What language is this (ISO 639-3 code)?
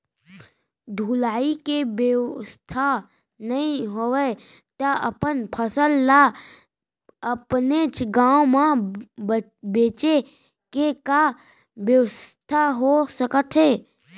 hne